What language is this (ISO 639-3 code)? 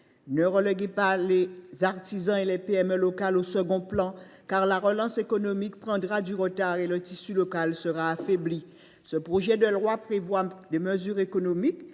fra